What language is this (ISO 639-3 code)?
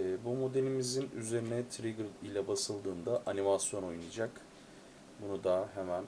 tur